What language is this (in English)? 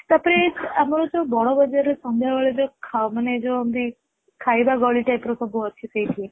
Odia